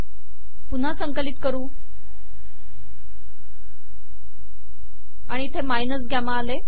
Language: Marathi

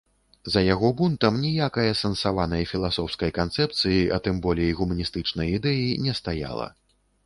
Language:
Belarusian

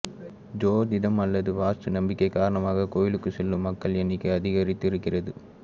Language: Tamil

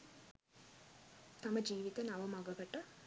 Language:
Sinhala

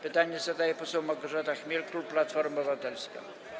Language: Polish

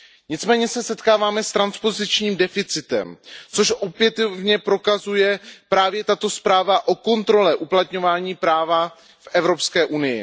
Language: Czech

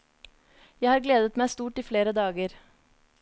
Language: Norwegian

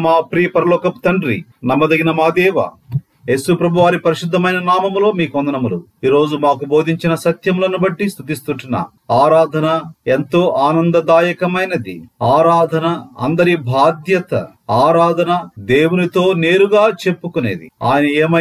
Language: Telugu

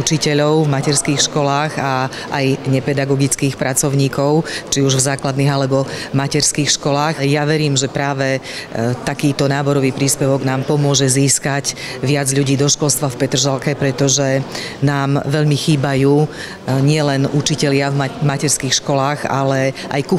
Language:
Slovak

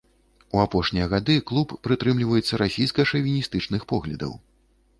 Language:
Belarusian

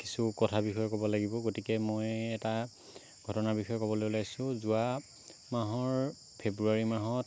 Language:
Assamese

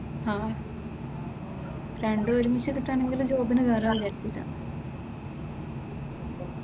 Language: Malayalam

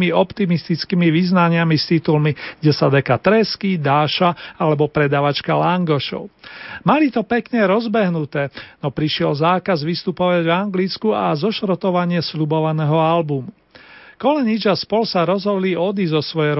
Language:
Slovak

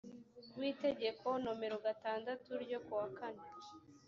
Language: Kinyarwanda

